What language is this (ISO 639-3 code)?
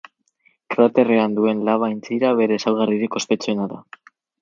eus